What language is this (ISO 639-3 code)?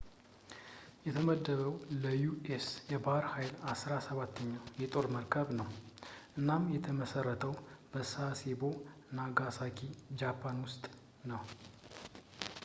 amh